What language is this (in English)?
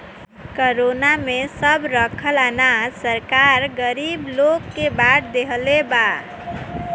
Bhojpuri